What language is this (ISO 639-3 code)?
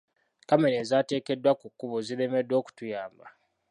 lug